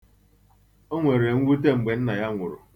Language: Igbo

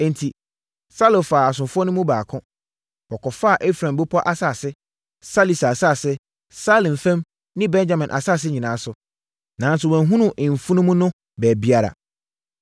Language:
Akan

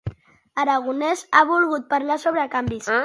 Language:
Catalan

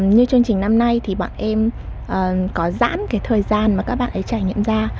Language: Vietnamese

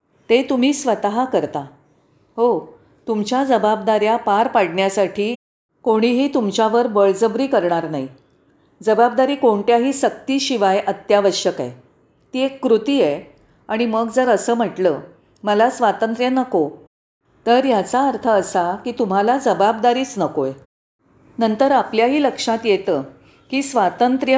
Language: Marathi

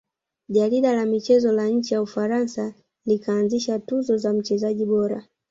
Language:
Swahili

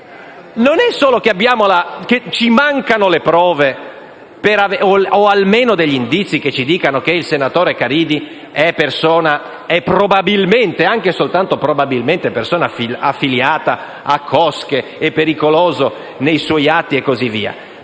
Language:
Italian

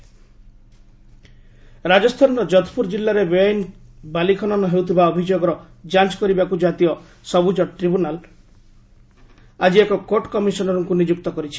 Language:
Odia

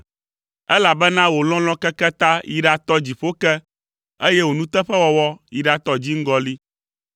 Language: Ewe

